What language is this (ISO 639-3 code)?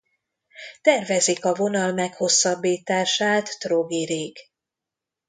hun